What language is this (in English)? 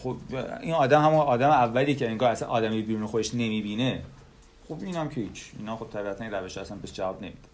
Persian